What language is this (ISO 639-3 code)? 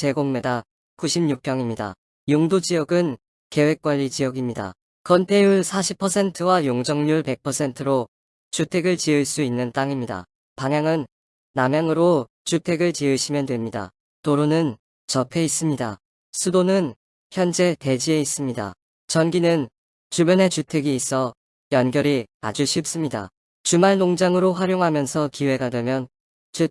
kor